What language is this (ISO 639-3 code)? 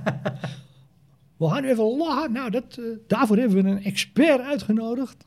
nld